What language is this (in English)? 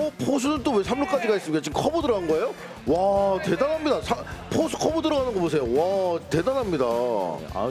Korean